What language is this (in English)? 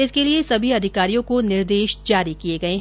Hindi